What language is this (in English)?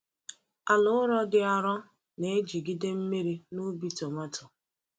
Igbo